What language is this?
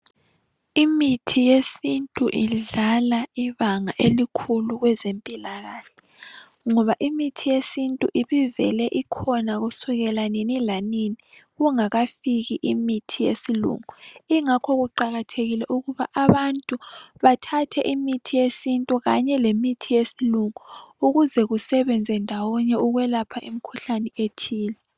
North Ndebele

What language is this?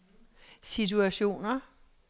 Danish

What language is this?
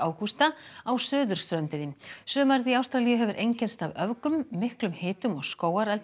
Icelandic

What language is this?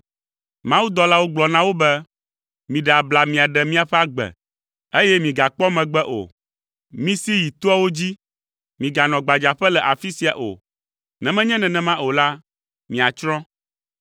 Ewe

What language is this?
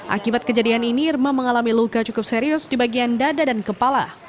Indonesian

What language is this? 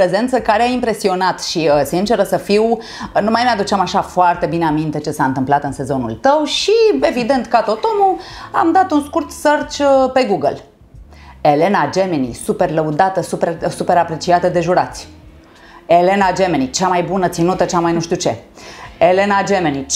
Romanian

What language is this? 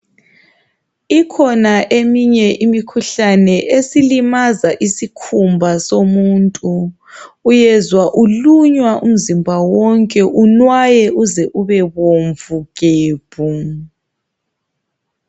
North Ndebele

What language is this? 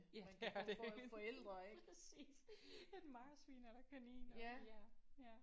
Danish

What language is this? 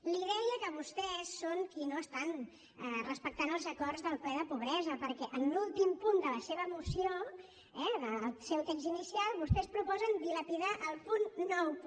Catalan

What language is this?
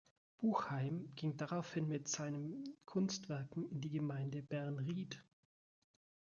German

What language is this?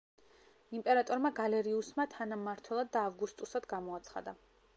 Georgian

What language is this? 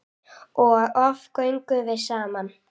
Icelandic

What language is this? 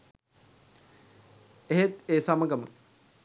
Sinhala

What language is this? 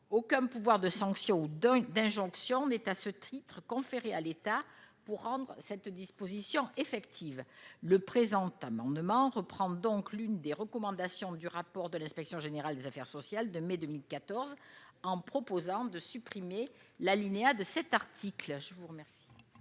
French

